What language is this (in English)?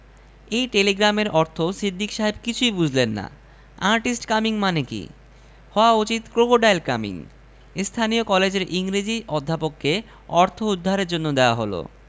Bangla